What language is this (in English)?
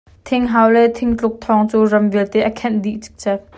Hakha Chin